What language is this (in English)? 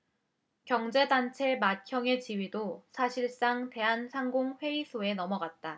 Korean